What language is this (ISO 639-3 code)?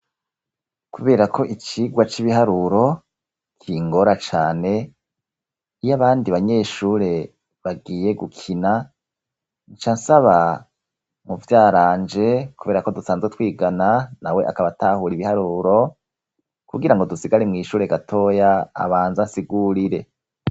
run